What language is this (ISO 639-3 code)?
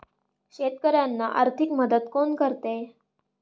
mar